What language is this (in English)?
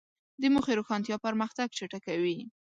Pashto